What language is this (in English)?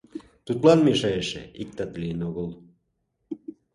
Mari